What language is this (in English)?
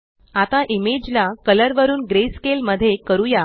Marathi